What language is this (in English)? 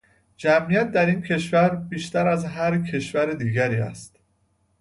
Persian